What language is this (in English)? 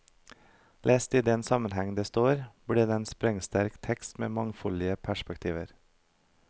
Norwegian